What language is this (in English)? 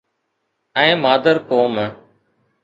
Sindhi